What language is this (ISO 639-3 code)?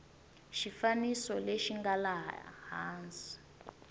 tso